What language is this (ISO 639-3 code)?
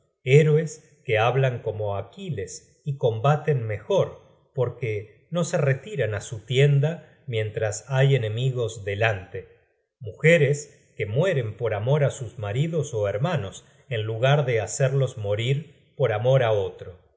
spa